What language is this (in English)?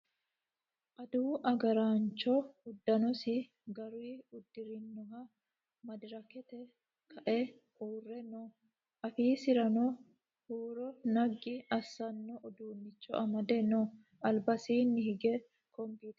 Sidamo